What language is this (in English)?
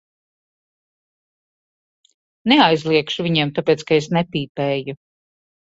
Latvian